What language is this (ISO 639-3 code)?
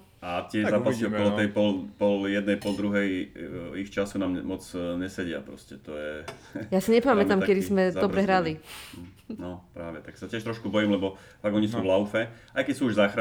slk